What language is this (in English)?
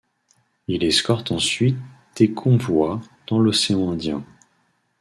French